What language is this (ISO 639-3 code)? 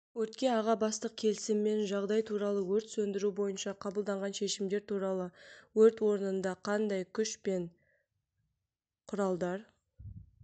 kaz